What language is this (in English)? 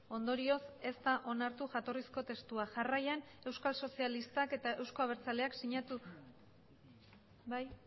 Basque